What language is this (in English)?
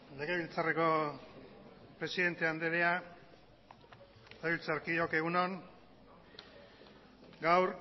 Basque